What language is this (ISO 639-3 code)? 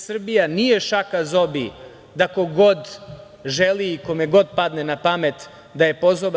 srp